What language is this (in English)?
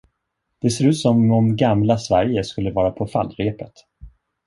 Swedish